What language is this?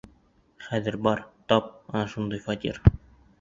Bashkir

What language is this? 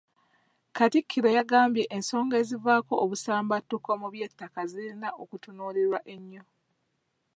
Ganda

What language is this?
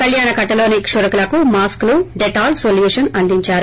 Telugu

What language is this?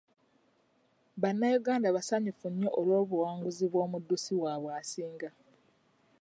Ganda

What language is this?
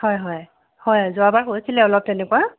Assamese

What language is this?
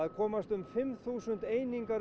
Icelandic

